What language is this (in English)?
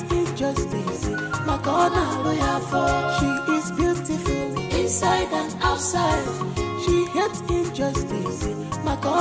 English